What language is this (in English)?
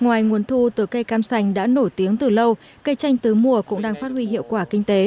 Vietnamese